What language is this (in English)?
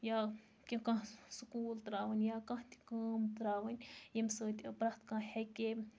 Kashmiri